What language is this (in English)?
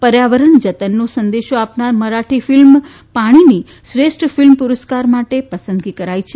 Gujarati